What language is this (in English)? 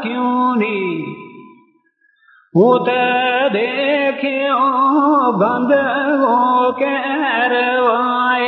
Urdu